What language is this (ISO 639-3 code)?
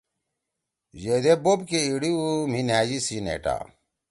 trw